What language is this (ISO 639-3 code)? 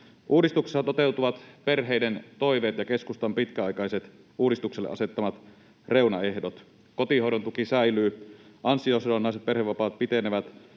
fin